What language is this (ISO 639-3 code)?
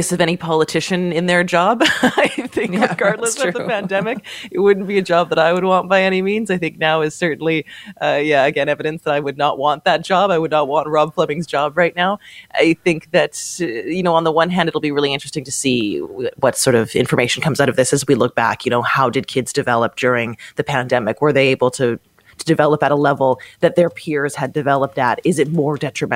eng